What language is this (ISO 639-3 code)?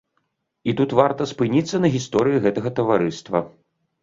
bel